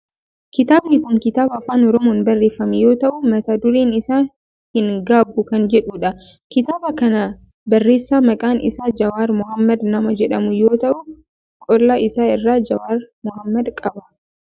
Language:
Oromo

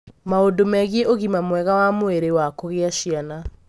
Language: Kikuyu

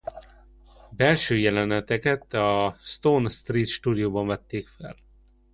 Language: Hungarian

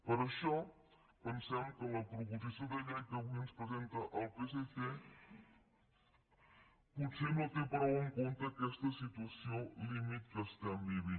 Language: Catalan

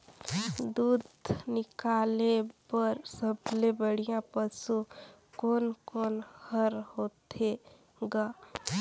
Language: Chhattisgarhi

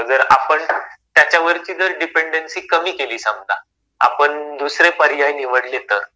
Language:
Marathi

